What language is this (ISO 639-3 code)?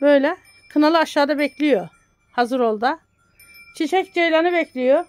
tur